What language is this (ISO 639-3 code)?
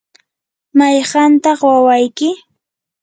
qur